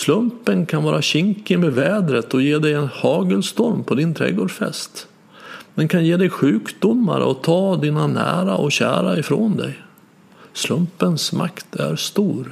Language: Swedish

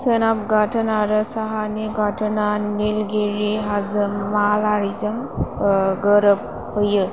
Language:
Bodo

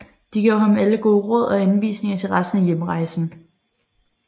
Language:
Danish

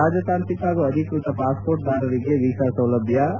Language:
Kannada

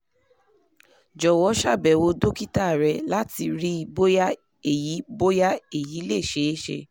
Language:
Yoruba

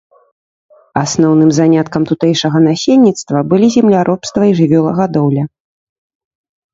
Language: Belarusian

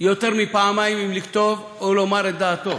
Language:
Hebrew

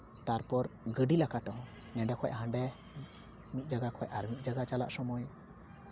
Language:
Santali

